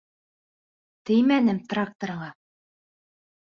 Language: Bashkir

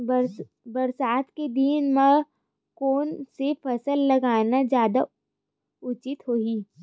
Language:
Chhattisgarhi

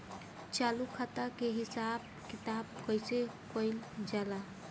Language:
Bhojpuri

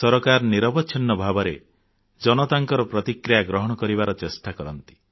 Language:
Odia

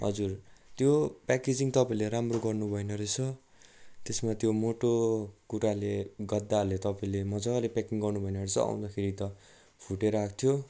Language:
Nepali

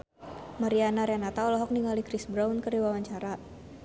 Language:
Sundanese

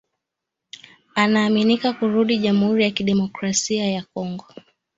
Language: Swahili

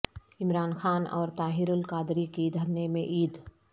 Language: Urdu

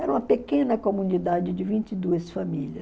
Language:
Portuguese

